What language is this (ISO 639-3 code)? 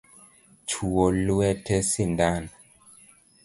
luo